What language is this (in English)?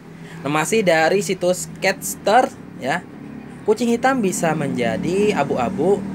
Indonesian